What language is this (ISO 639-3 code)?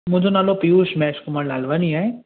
snd